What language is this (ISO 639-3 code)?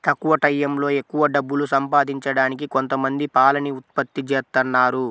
tel